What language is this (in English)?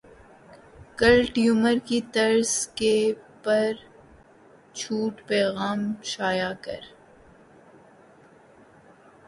Urdu